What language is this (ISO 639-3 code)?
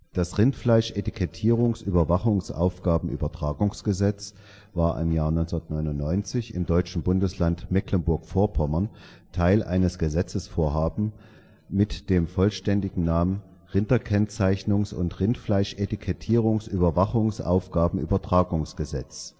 deu